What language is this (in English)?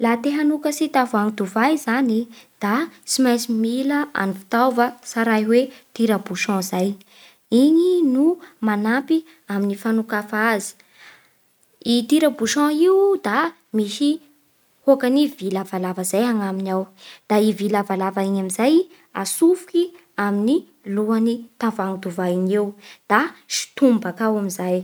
Bara Malagasy